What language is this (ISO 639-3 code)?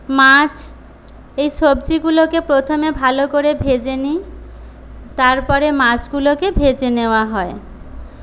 ben